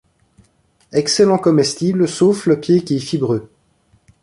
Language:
French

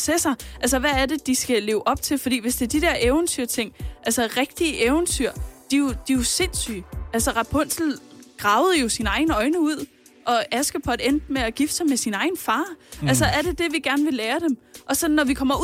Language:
Danish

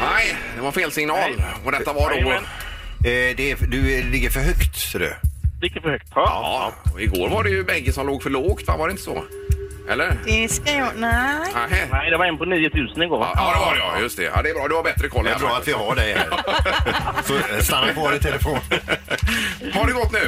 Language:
Swedish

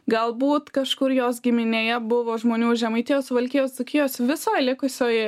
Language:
Lithuanian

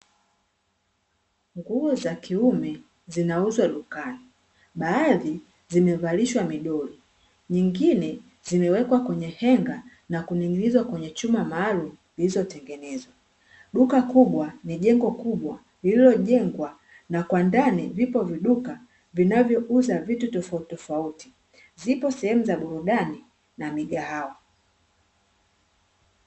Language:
Swahili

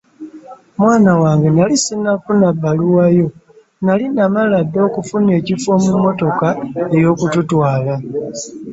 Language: Ganda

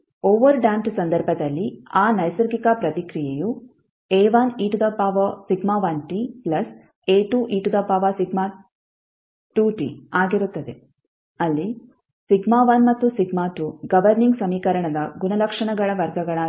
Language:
Kannada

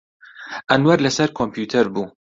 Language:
Central Kurdish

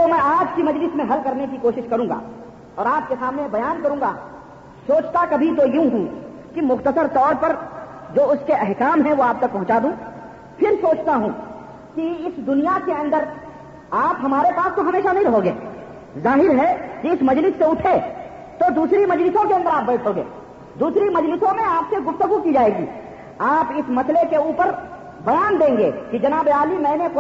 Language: Urdu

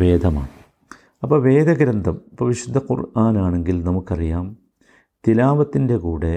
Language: Malayalam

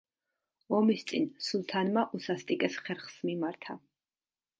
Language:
Georgian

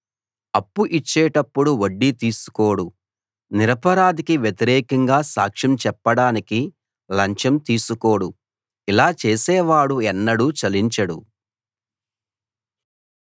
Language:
Telugu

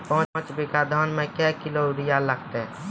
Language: Maithili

